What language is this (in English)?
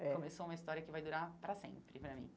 Portuguese